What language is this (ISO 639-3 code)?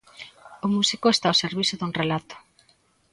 glg